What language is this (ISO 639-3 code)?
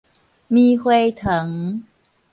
nan